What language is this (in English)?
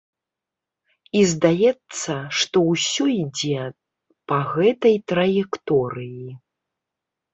Belarusian